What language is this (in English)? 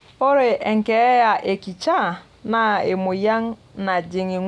Masai